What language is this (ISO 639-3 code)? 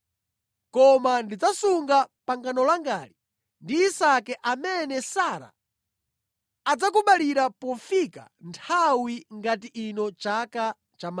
nya